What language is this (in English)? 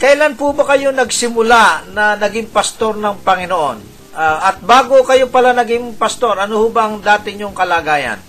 Filipino